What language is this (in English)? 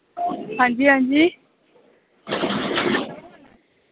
Dogri